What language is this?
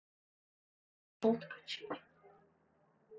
Russian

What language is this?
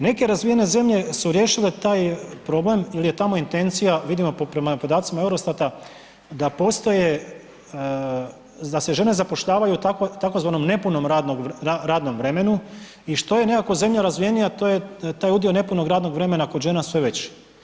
Croatian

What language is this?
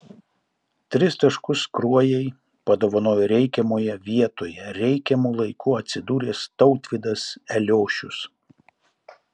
Lithuanian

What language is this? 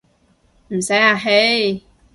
Cantonese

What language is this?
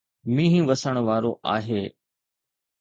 Sindhi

